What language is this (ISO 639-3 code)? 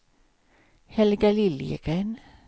swe